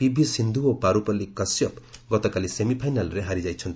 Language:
Odia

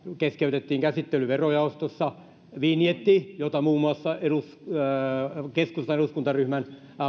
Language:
Finnish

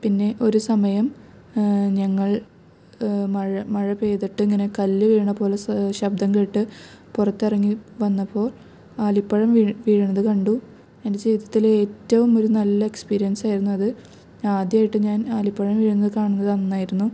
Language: Malayalam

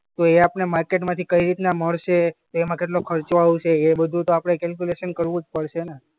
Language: Gujarati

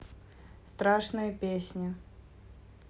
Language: Russian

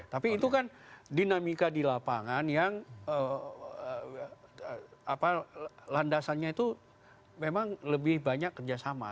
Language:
Indonesian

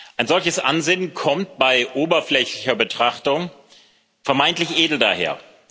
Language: German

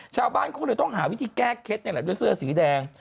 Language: Thai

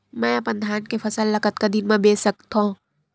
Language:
Chhattisgarhi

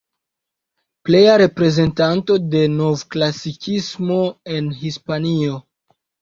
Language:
Esperanto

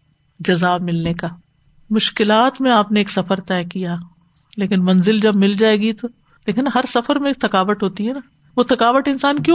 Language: Urdu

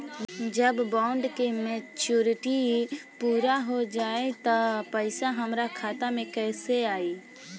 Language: Bhojpuri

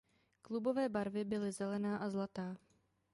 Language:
Czech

